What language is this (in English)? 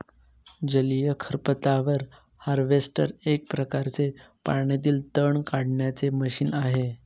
Marathi